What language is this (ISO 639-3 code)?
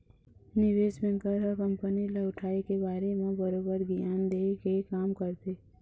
hne